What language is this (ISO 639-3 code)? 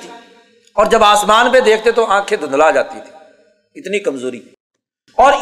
urd